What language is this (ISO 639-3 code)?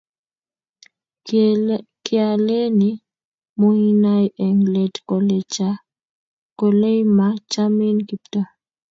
kln